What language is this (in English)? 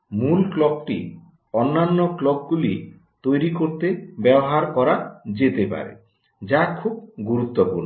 Bangla